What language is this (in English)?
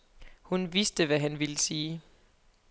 Danish